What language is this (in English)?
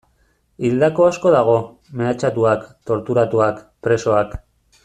Basque